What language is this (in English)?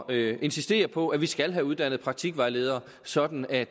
Danish